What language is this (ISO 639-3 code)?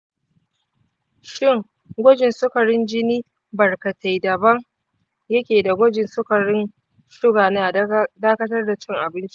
hau